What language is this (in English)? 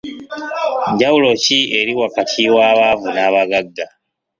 Ganda